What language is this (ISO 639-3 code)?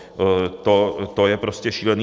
ces